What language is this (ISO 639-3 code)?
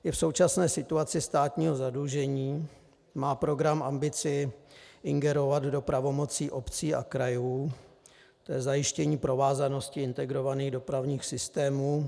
ces